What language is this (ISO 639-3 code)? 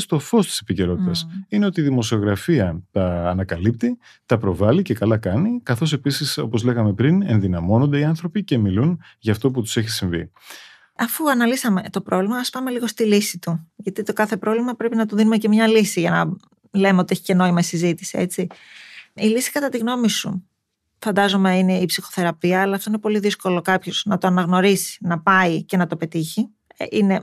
ell